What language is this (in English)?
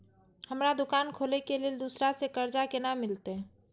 Maithili